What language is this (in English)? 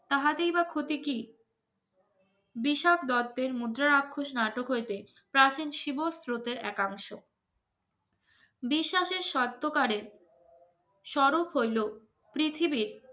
Bangla